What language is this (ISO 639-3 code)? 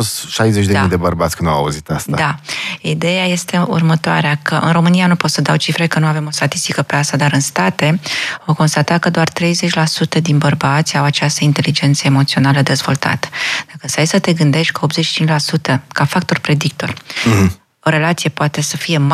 ron